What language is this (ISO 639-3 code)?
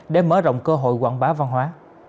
vie